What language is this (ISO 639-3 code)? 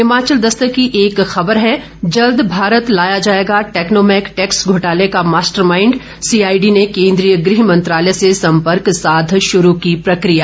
hin